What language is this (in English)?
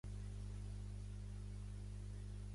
Catalan